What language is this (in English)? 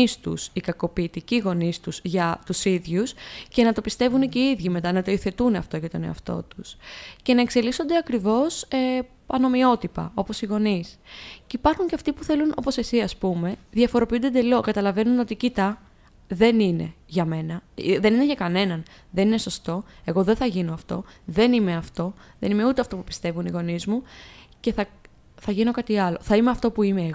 Greek